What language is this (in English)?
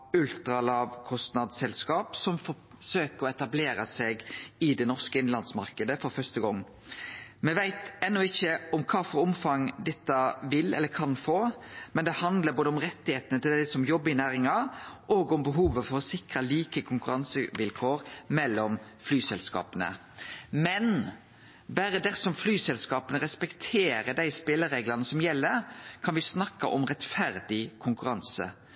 Norwegian Nynorsk